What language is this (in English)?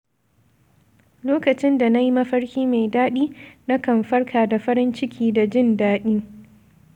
Hausa